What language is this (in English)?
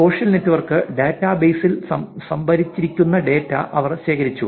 Malayalam